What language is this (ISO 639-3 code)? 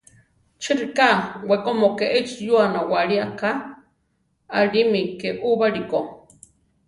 tar